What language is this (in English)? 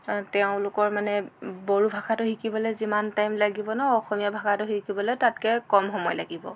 Assamese